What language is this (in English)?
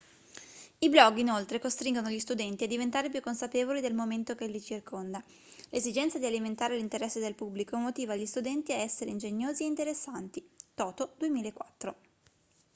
Italian